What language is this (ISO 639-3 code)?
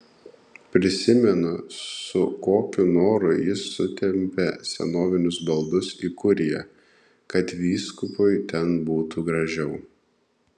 lit